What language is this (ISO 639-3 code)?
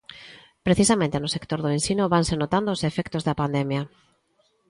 glg